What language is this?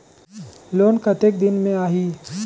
Chhattisgarhi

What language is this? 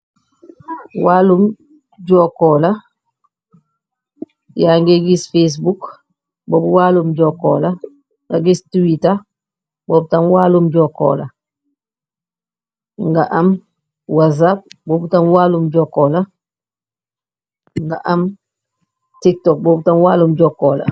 Wolof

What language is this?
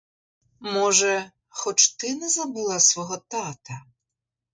Ukrainian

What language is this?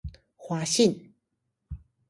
Chinese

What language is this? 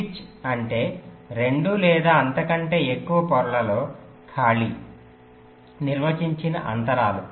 Telugu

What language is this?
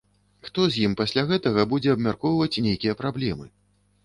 Belarusian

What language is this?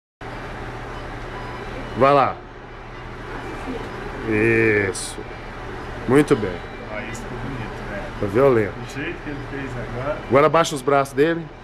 Portuguese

